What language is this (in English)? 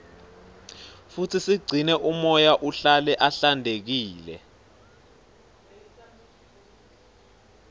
Swati